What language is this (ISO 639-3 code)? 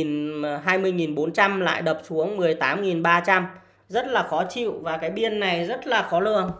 vie